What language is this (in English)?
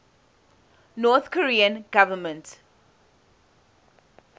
English